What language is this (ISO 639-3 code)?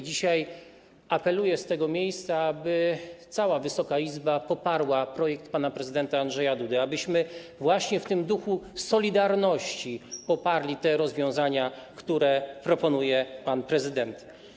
pol